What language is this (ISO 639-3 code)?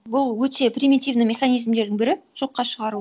kaz